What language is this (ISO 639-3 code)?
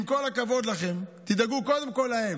heb